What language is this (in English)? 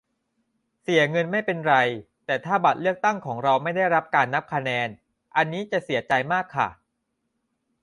Thai